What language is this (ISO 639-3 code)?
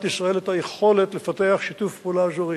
heb